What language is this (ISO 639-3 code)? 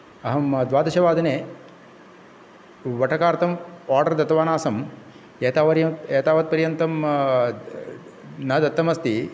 san